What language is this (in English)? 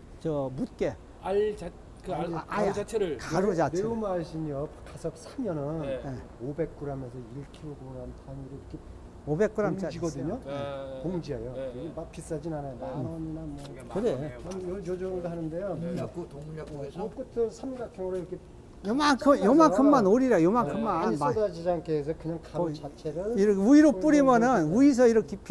Korean